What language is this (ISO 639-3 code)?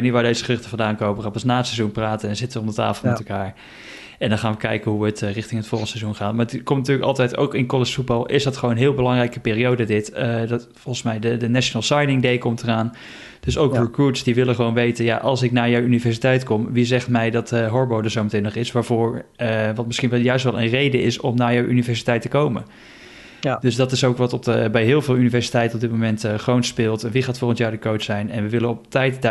nld